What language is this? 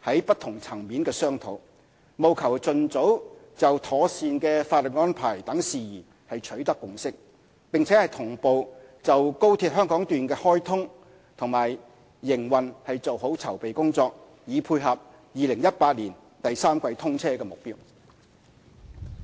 Cantonese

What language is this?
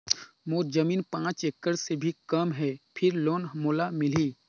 Chhattisgarhi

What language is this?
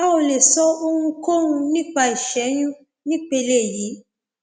Yoruba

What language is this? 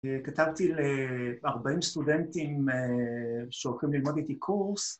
Hebrew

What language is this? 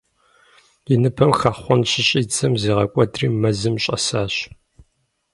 Kabardian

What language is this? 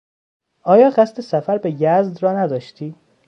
Persian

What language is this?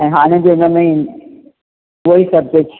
Sindhi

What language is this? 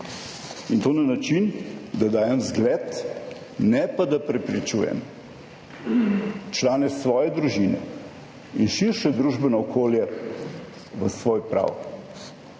Slovenian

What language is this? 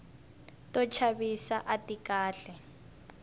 Tsonga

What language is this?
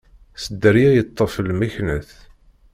Kabyle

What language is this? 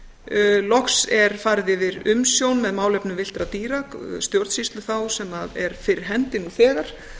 Icelandic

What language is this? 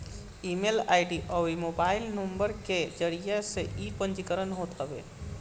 Bhojpuri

